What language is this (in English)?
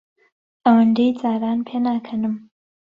Central Kurdish